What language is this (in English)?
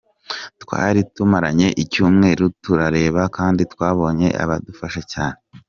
Kinyarwanda